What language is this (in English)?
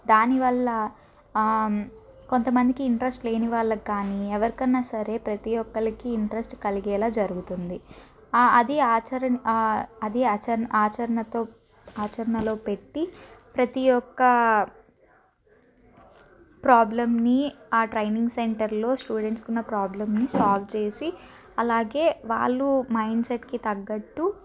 Telugu